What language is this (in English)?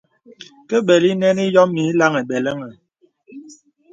Bebele